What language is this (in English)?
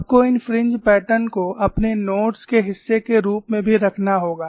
Hindi